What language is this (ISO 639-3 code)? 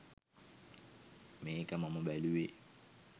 sin